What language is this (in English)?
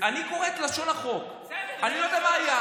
Hebrew